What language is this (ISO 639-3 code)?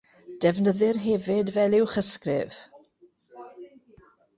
cym